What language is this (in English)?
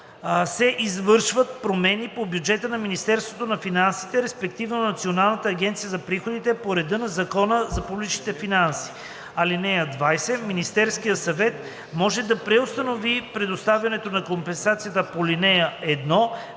Bulgarian